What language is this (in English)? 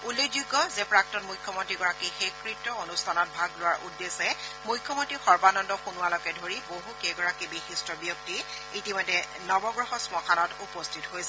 Assamese